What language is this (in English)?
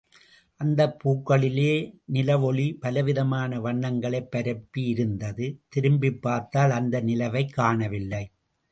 Tamil